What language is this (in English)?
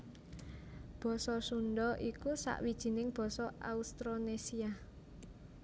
Javanese